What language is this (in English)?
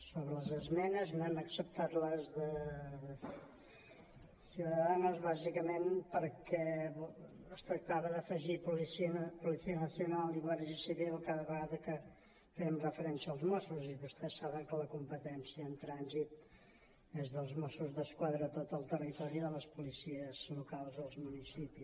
Catalan